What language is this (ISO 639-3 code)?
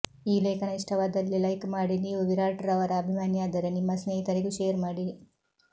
kan